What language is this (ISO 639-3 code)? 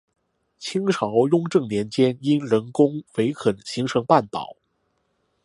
zho